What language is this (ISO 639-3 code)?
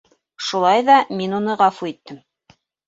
bak